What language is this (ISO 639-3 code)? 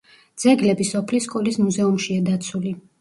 kat